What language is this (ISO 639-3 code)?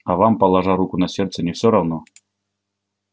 rus